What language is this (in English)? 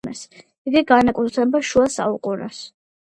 Georgian